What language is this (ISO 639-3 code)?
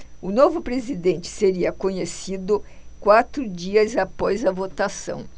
por